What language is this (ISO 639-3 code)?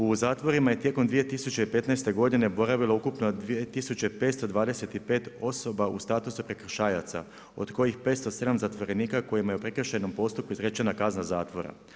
hrv